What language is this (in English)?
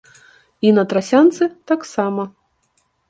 Belarusian